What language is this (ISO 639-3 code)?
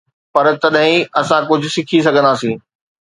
snd